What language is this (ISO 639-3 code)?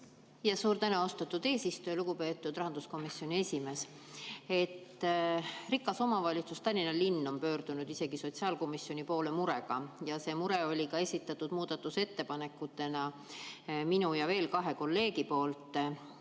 est